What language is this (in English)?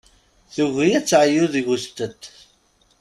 Kabyle